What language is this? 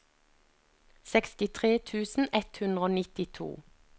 Norwegian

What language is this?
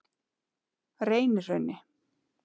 Icelandic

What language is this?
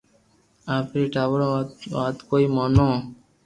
Loarki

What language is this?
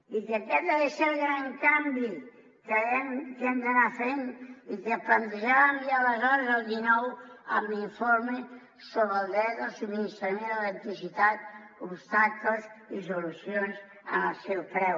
Catalan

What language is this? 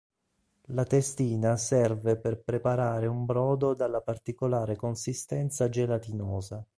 Italian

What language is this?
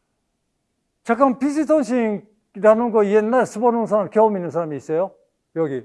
Korean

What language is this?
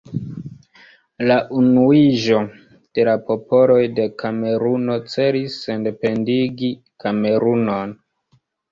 Esperanto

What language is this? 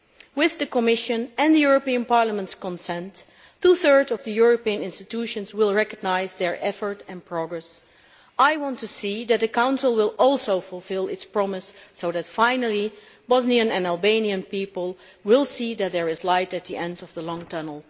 English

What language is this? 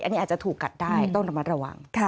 Thai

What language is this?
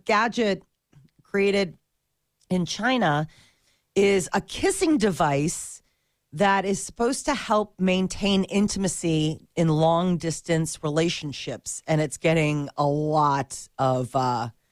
English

